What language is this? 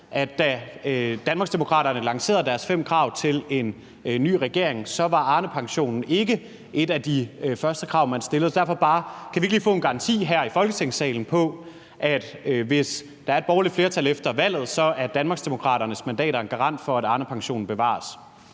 Danish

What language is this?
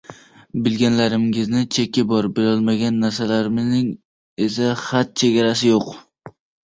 Uzbek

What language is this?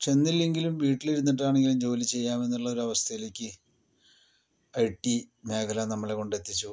Malayalam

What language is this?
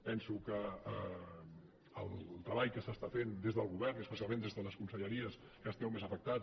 Catalan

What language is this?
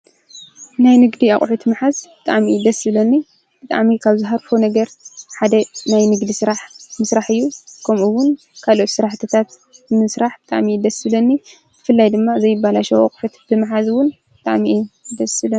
Tigrinya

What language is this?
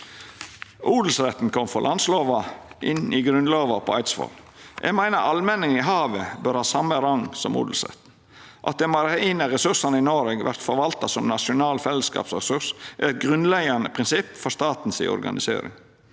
Norwegian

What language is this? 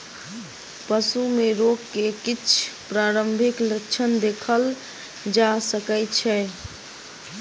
Maithili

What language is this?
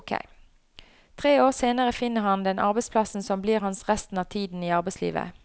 Norwegian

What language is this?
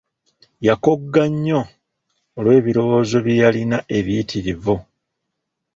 Ganda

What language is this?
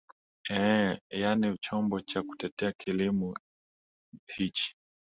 Swahili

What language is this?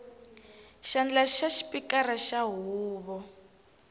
Tsonga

